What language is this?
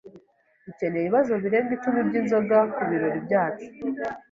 Kinyarwanda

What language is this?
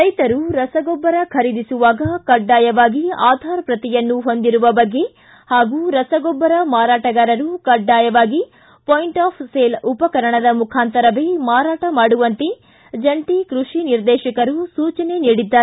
Kannada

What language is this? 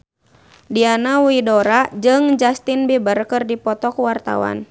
Sundanese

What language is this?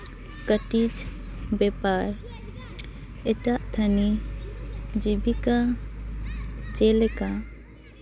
Santali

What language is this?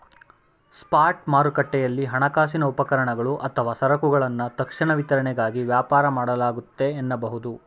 Kannada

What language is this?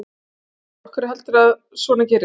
Icelandic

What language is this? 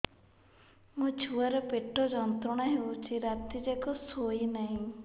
Odia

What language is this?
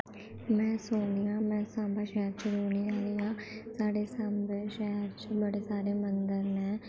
Dogri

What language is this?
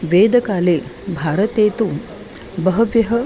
Sanskrit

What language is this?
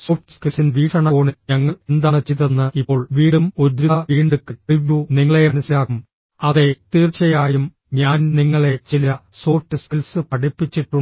Malayalam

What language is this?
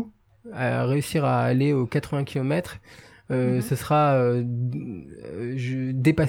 French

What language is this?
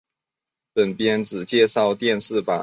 Chinese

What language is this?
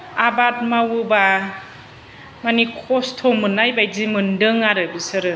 Bodo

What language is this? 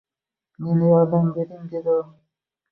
Uzbek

